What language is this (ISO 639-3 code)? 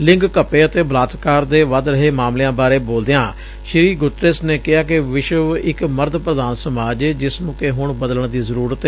pan